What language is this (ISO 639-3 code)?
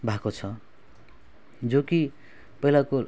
nep